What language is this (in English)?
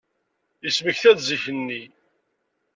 Kabyle